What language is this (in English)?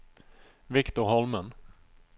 Norwegian